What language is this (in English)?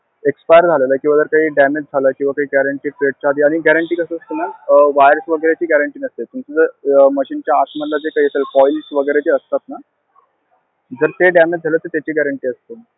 Marathi